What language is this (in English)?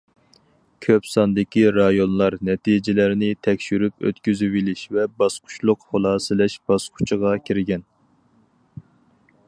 Uyghur